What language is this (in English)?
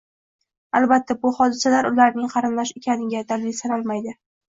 Uzbek